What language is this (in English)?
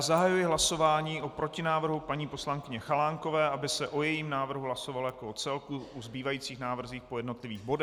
Czech